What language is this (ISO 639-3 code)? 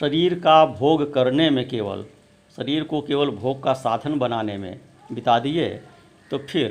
hin